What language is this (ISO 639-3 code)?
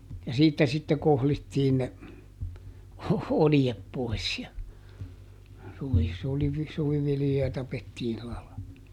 fin